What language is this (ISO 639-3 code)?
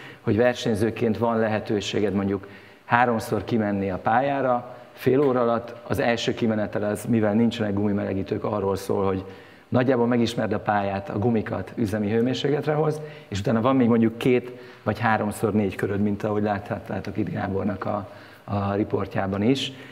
hun